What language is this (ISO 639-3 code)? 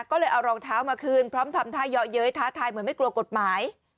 tha